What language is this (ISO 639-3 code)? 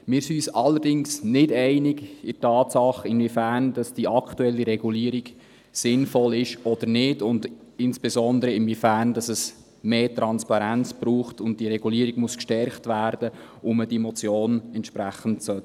gsw